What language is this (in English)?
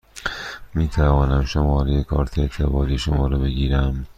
Persian